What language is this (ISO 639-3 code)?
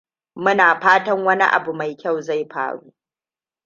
hau